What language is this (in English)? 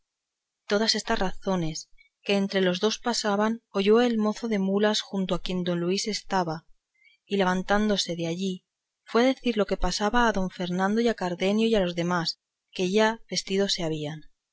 Spanish